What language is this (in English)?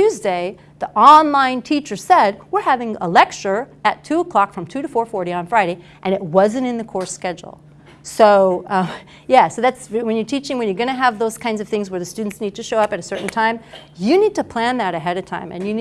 English